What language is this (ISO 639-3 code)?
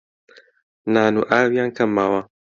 ckb